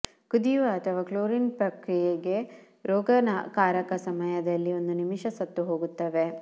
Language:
Kannada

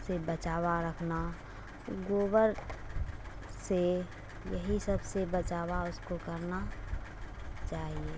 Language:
Urdu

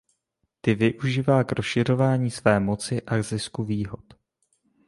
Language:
Czech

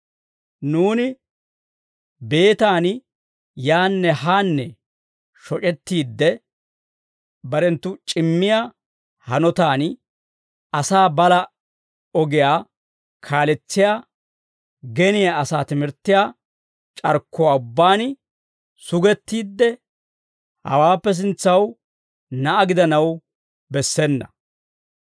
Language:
Dawro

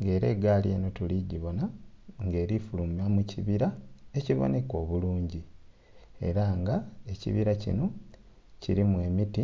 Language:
Soga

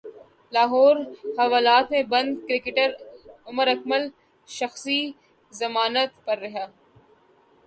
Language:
Urdu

